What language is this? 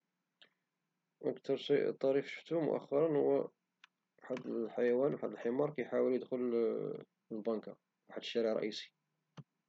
Moroccan Arabic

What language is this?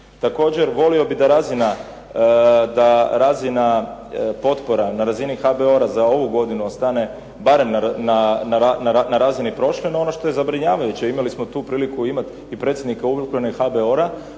Croatian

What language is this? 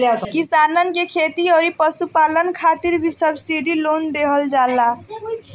Bhojpuri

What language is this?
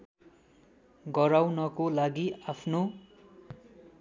Nepali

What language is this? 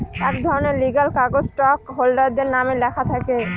Bangla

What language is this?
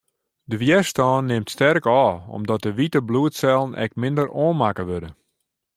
Western Frisian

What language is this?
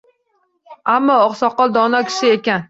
Uzbek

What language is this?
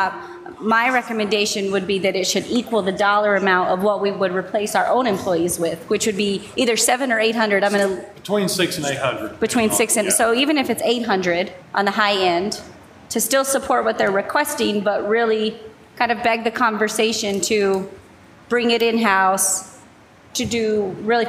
English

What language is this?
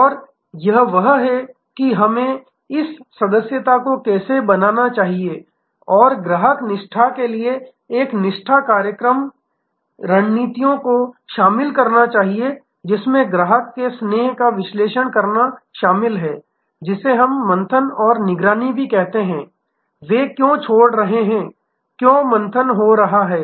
Hindi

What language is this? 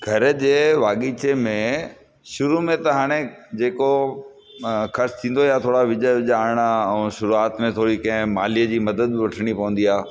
Sindhi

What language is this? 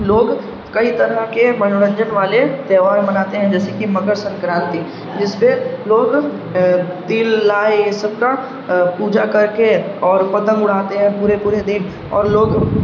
Urdu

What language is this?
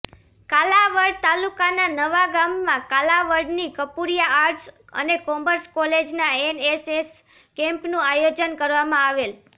Gujarati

